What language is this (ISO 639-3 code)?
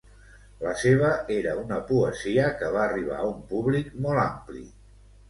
cat